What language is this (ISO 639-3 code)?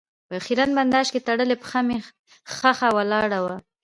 pus